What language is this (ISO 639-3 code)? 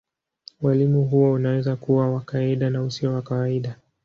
swa